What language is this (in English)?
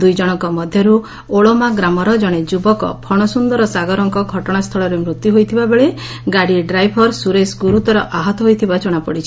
Odia